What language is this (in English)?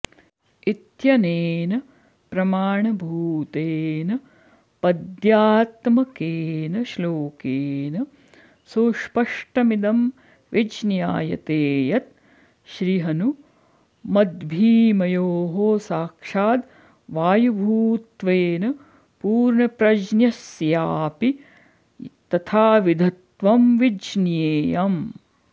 Sanskrit